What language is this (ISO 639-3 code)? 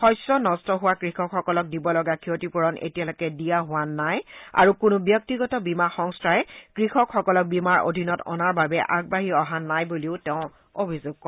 asm